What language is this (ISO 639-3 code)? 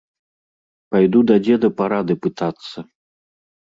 bel